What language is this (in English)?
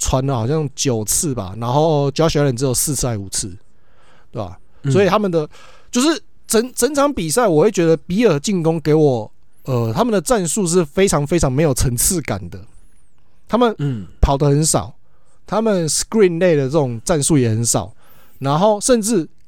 Chinese